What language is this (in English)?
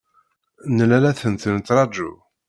Kabyle